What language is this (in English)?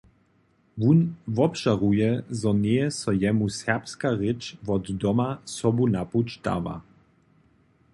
Upper Sorbian